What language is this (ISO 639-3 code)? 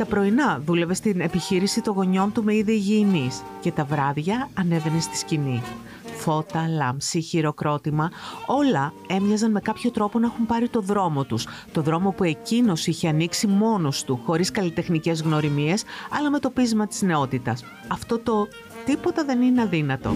ell